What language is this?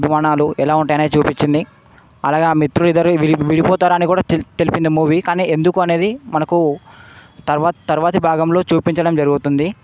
Telugu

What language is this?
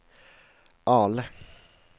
Swedish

